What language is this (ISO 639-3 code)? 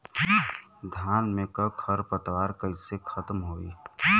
bho